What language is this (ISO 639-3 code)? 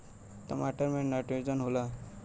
bho